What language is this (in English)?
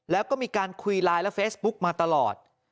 Thai